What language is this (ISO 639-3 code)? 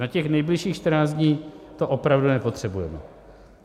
ces